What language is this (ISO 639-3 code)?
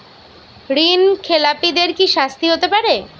ben